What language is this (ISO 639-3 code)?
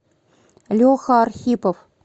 rus